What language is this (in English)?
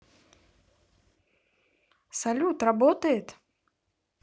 Russian